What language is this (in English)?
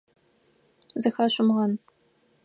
Adyghe